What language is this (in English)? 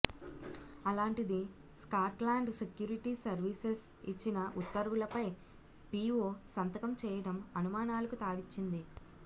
Telugu